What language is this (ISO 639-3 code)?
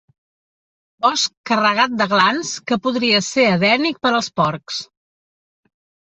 cat